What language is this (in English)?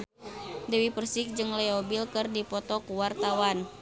Sundanese